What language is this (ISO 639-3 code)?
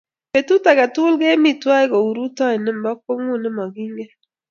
kln